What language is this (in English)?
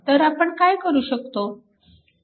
Marathi